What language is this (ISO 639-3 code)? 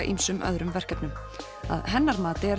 isl